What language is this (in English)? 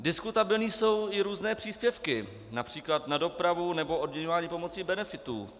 Czech